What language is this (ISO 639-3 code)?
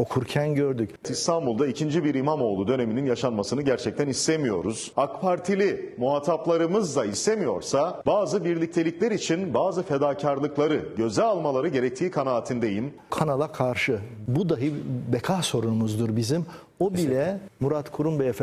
tur